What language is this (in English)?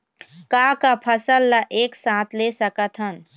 Chhattisgarhi